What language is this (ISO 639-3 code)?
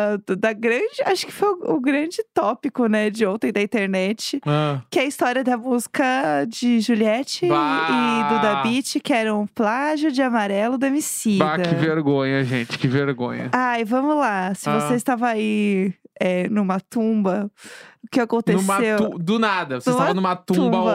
por